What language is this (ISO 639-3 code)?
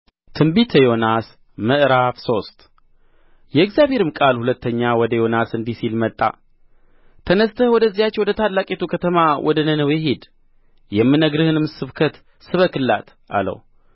amh